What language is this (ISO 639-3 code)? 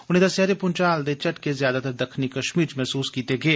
doi